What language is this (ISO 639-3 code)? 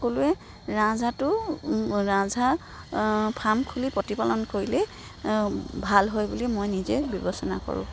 asm